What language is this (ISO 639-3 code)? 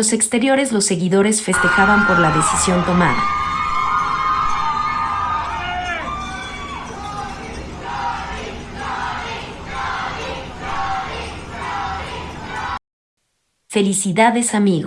spa